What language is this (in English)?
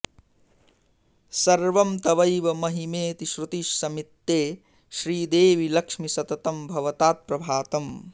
Sanskrit